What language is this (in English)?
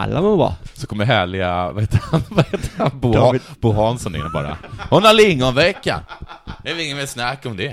Swedish